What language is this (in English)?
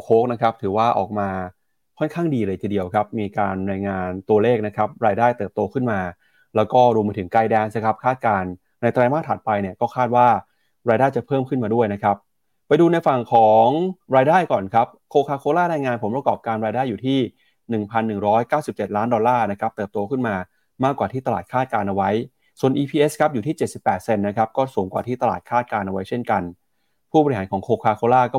Thai